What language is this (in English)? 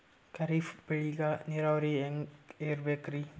Kannada